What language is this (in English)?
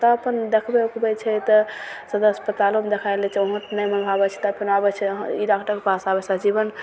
Maithili